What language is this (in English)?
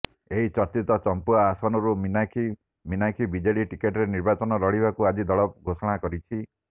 Odia